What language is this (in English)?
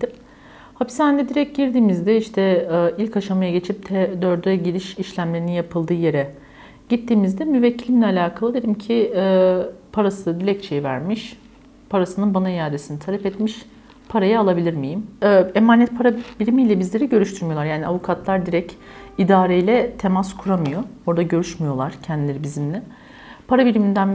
Turkish